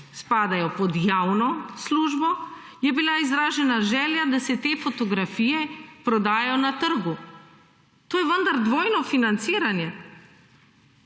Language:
Slovenian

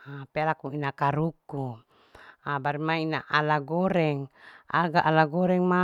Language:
Larike-Wakasihu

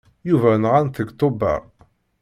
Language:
Kabyle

